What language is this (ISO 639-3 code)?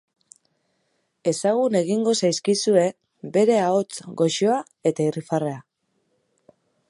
eus